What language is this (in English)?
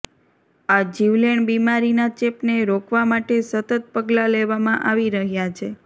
Gujarati